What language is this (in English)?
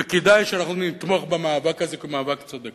Hebrew